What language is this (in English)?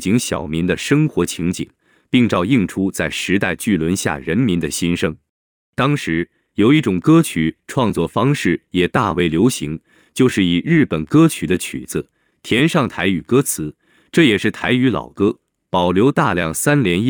Chinese